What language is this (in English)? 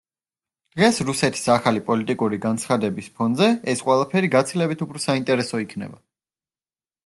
Georgian